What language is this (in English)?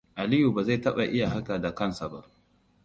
Hausa